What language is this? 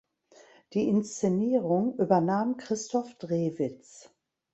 German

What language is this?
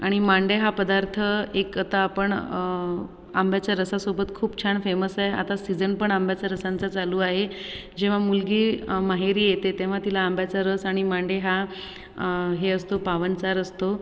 Marathi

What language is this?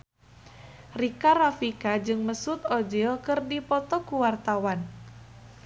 Sundanese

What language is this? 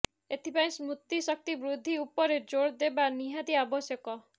Odia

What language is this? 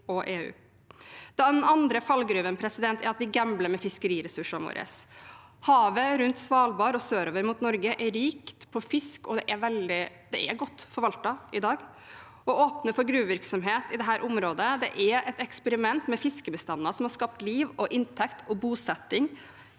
Norwegian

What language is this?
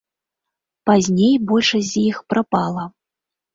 Belarusian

